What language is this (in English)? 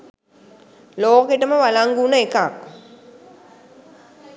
Sinhala